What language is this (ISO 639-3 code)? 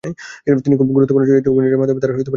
ben